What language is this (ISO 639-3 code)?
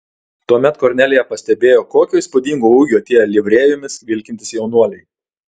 lit